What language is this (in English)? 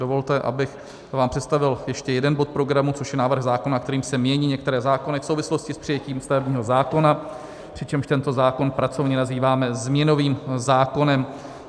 Czech